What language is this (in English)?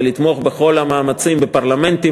Hebrew